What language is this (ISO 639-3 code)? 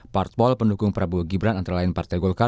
ind